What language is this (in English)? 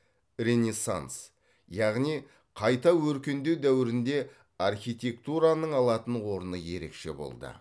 Kazakh